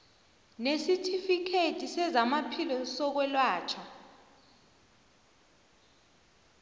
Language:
South Ndebele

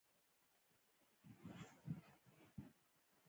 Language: Pashto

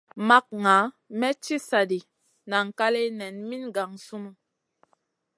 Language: Masana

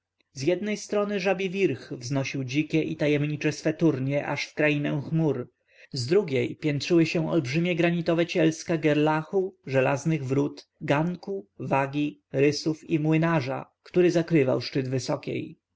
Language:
Polish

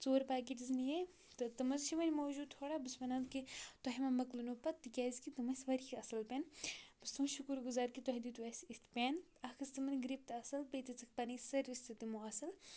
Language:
Kashmiri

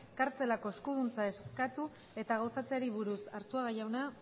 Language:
Basque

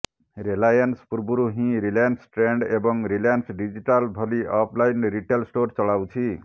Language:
Odia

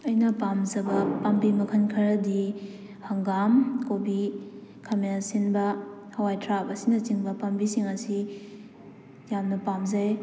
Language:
Manipuri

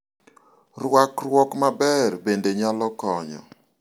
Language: Luo (Kenya and Tanzania)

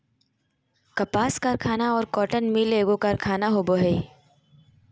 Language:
Magahi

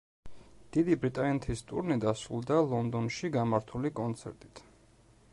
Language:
Georgian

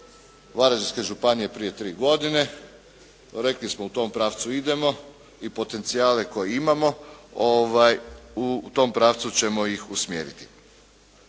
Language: Croatian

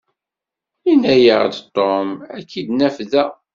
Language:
Kabyle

